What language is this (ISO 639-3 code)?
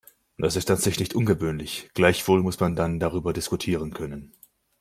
deu